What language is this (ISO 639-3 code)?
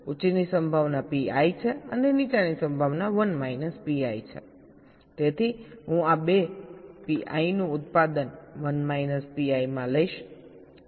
guj